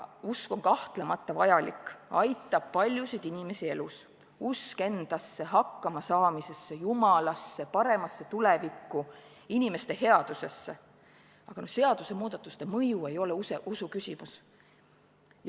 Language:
Estonian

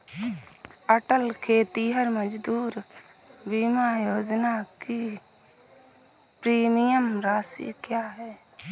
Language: Hindi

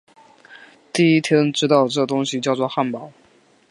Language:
Chinese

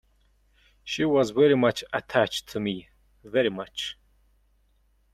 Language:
English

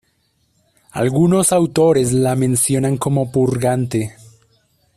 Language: Spanish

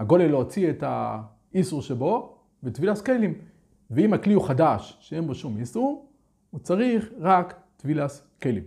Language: Hebrew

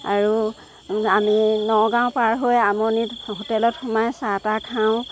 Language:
Assamese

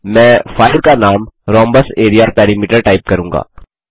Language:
Hindi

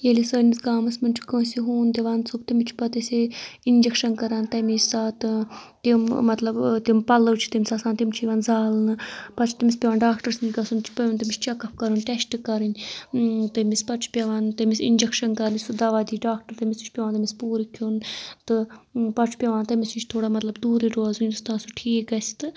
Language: Kashmiri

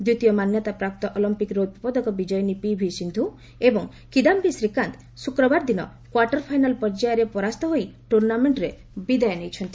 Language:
Odia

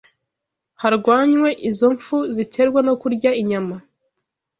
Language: Kinyarwanda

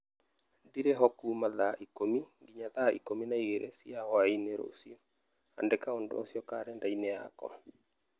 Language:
Kikuyu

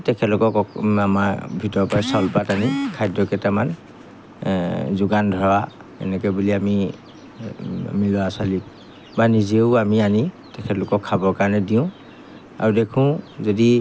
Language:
Assamese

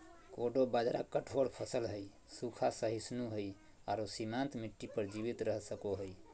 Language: Magahi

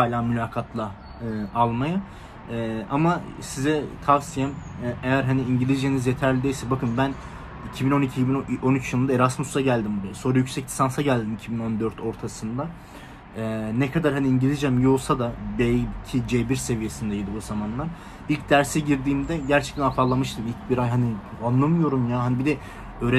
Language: Turkish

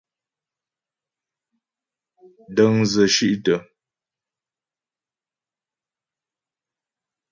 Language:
Ghomala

